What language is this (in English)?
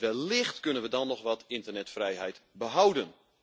Dutch